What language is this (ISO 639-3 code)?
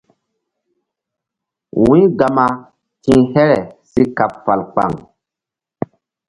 mdd